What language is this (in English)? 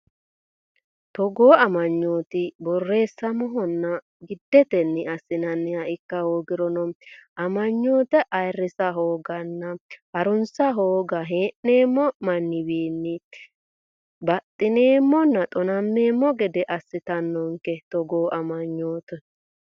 Sidamo